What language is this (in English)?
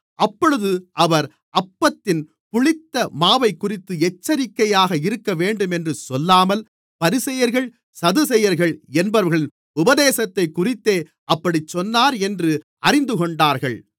Tamil